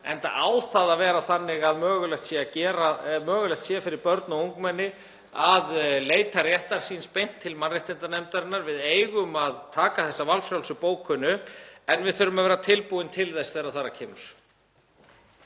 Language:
Icelandic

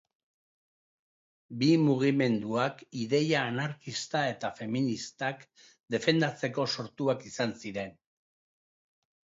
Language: Basque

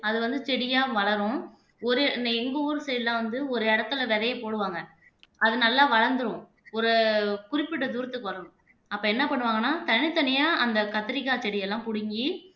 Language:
Tamil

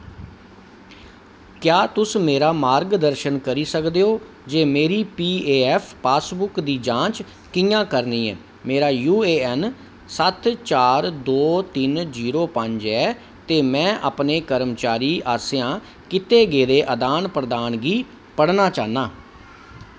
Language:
Dogri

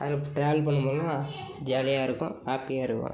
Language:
Tamil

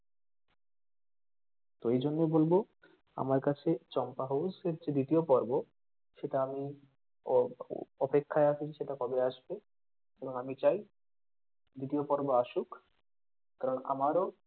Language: Bangla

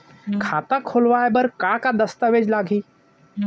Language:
Chhattisgarhi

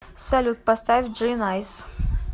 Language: Russian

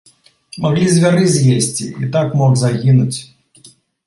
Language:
Belarusian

